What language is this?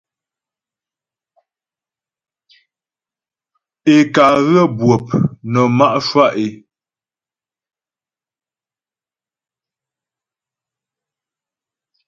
Ghomala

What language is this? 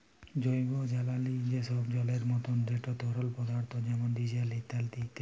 Bangla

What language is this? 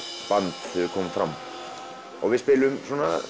Icelandic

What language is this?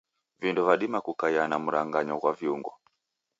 Taita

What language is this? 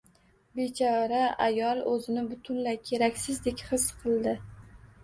Uzbek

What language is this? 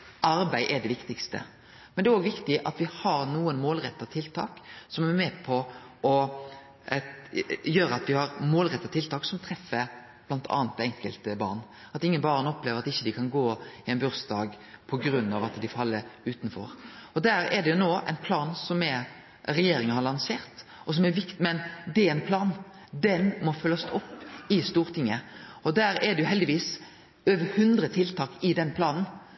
Norwegian Nynorsk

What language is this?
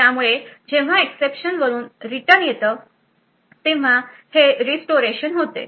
Marathi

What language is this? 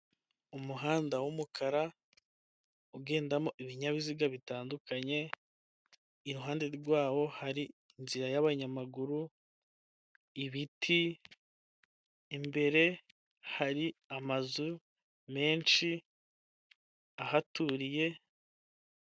Kinyarwanda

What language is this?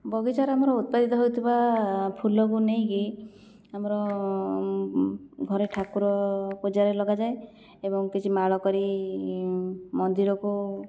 Odia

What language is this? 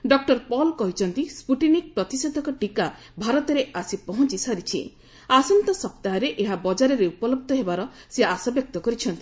Odia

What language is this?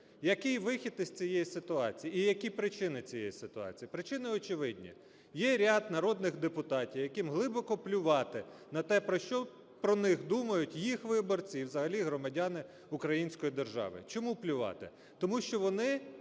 Ukrainian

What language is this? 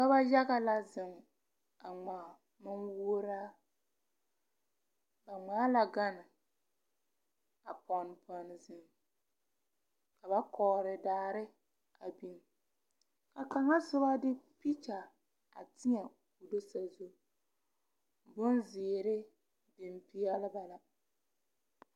Southern Dagaare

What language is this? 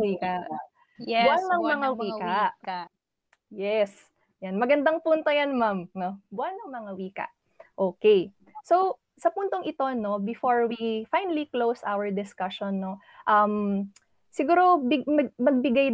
Filipino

